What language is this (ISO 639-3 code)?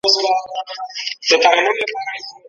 pus